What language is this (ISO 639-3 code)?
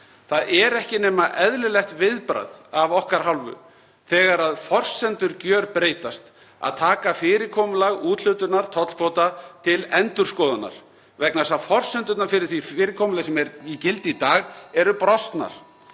isl